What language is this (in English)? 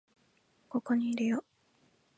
Japanese